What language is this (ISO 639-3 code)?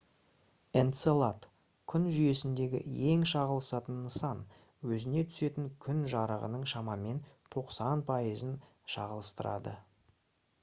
kaz